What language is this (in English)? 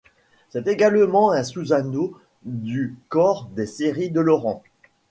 French